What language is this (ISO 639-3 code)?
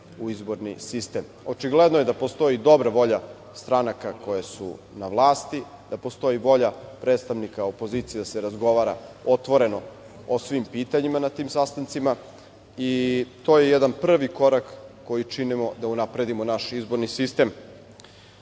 srp